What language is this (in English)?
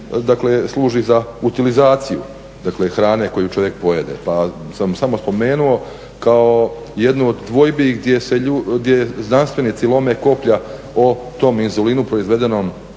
Croatian